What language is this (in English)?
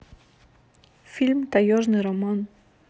Russian